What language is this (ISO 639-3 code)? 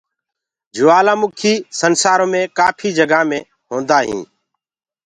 ggg